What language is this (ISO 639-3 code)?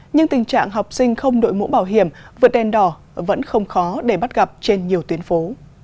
vie